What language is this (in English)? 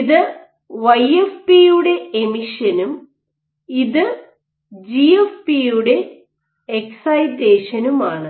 Malayalam